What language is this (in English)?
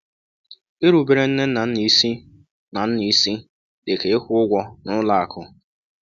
Igbo